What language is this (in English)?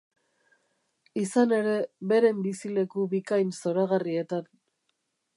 Basque